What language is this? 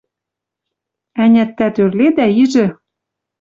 Western Mari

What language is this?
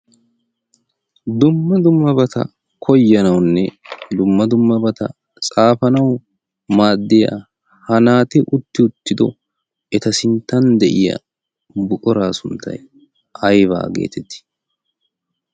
Wolaytta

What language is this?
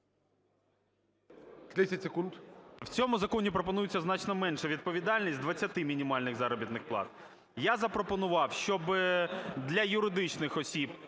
Ukrainian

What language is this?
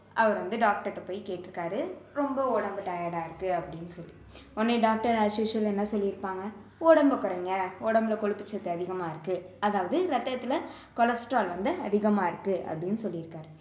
Tamil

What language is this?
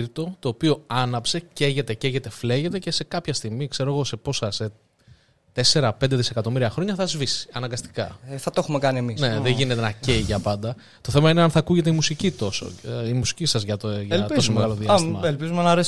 Greek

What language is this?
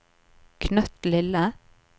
Norwegian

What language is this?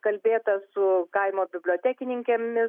Lithuanian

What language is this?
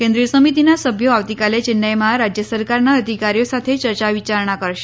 Gujarati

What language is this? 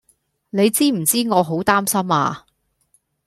Cantonese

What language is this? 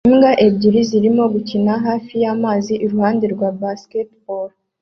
Kinyarwanda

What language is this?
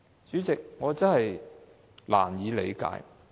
Cantonese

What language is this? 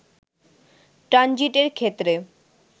Bangla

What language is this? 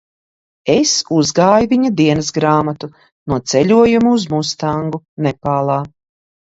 Latvian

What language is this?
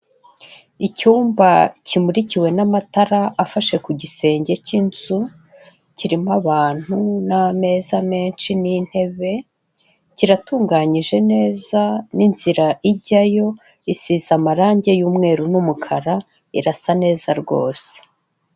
Kinyarwanda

